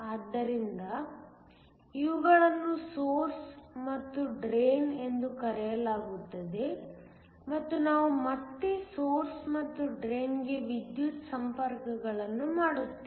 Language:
Kannada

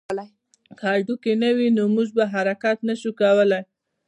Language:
Pashto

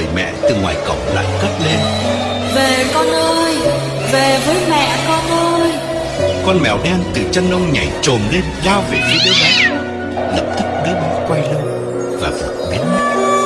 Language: Vietnamese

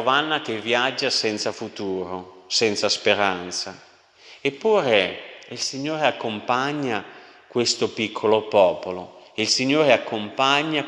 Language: Italian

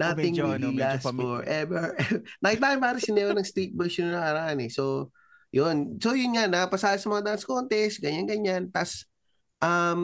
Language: Filipino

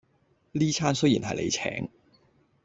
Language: Cantonese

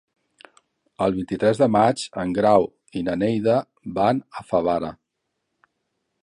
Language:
Catalan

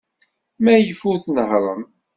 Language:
Kabyle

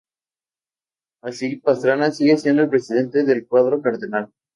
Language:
Spanish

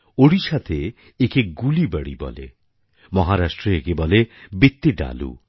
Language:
Bangla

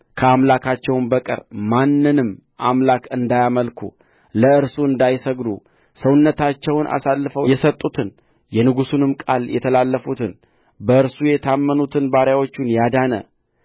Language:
Amharic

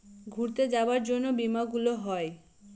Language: Bangla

